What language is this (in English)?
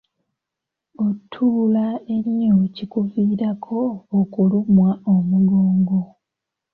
Ganda